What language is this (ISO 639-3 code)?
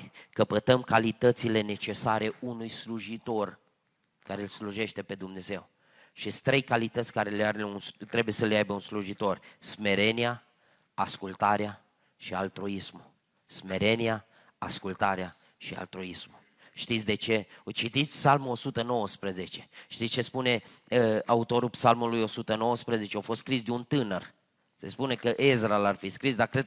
ron